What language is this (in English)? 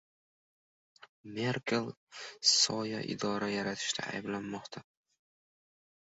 Uzbek